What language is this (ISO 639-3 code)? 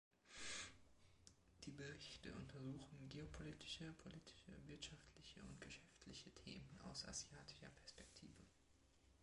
deu